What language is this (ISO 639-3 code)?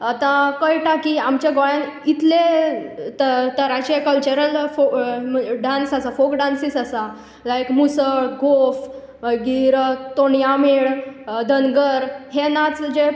kok